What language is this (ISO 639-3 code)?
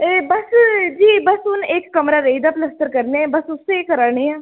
doi